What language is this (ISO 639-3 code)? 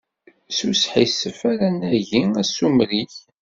kab